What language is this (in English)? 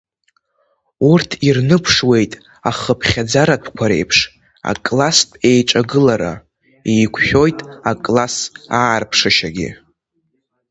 Abkhazian